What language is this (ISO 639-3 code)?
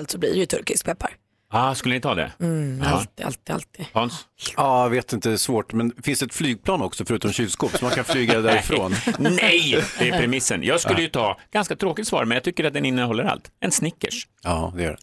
swe